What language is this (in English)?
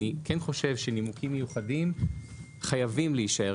Hebrew